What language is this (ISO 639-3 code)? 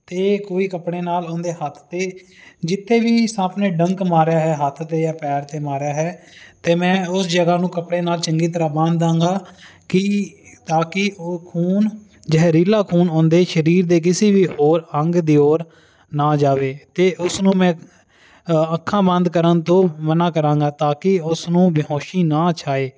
pan